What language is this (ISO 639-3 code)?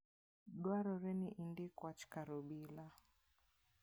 luo